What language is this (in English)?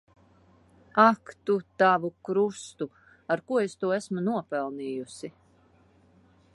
Latvian